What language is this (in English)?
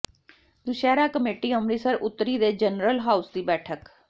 Punjabi